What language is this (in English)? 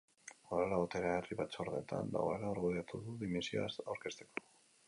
Basque